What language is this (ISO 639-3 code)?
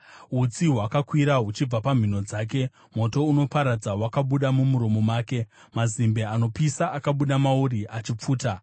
sna